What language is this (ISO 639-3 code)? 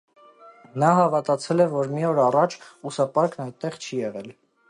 hye